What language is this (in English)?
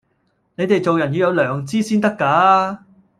Cantonese